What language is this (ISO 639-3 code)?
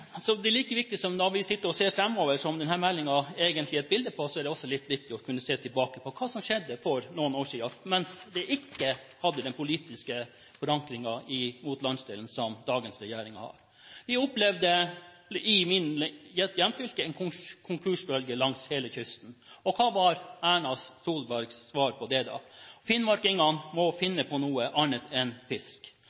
nob